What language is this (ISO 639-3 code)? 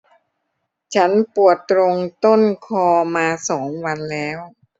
tha